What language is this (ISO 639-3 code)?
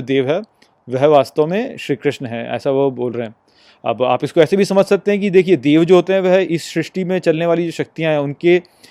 hin